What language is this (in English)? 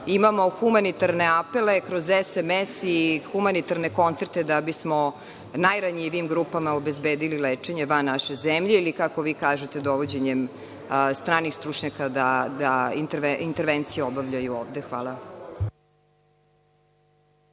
Serbian